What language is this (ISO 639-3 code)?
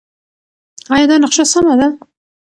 pus